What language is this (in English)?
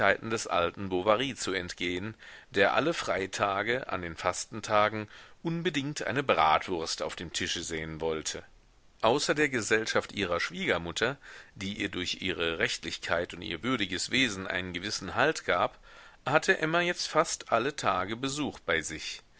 German